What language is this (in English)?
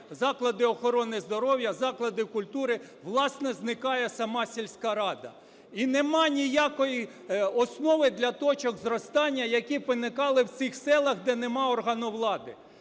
Ukrainian